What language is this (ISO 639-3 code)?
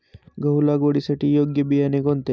mar